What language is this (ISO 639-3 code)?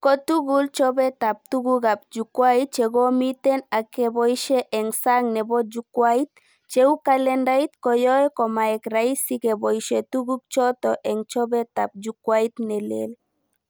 kln